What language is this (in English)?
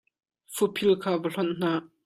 Hakha Chin